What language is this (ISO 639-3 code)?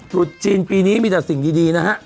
tha